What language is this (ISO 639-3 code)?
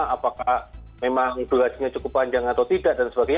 ind